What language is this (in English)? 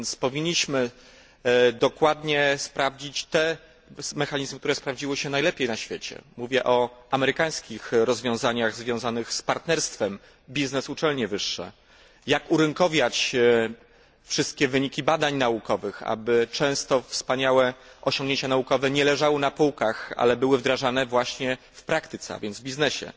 Polish